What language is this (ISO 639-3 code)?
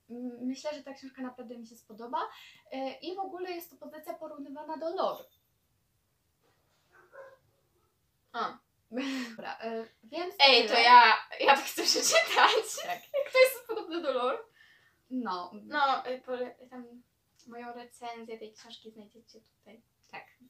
pol